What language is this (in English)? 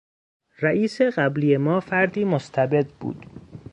Persian